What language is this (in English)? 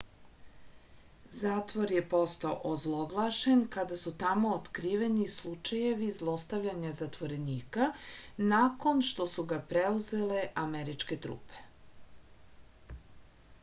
Serbian